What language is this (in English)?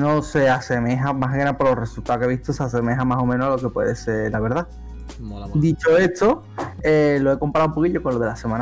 Spanish